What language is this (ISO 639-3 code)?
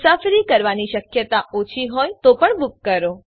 guj